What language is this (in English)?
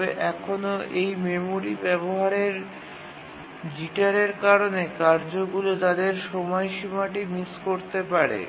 Bangla